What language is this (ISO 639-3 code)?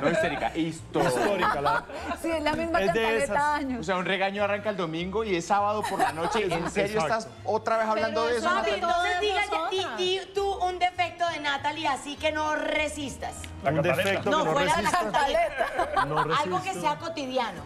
spa